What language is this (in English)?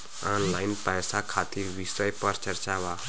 Bhojpuri